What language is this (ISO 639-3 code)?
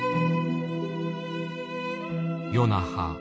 jpn